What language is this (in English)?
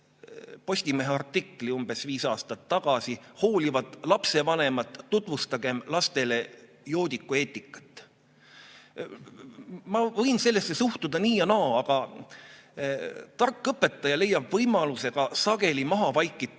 Estonian